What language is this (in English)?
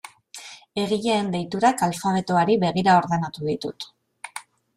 Basque